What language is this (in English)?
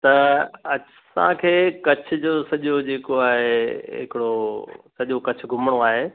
Sindhi